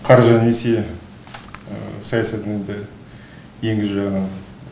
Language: Kazakh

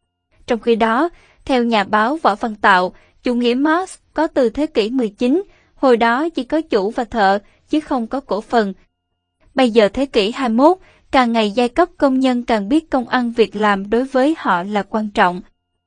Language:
Vietnamese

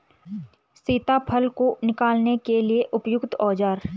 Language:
Hindi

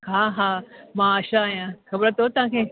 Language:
Sindhi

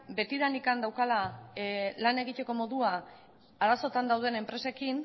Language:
Basque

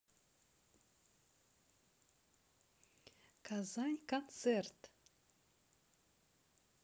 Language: Russian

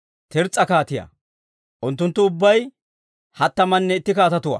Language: Dawro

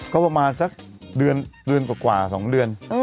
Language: Thai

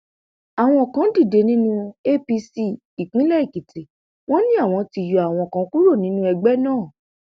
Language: Yoruba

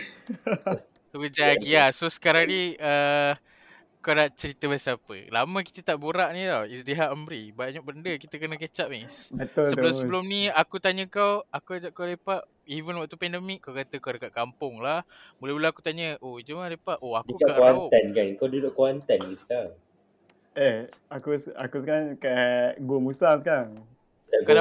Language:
Malay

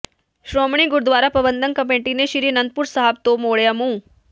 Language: Punjabi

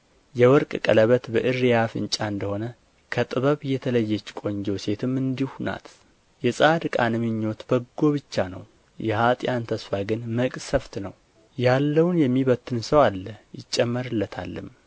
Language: Amharic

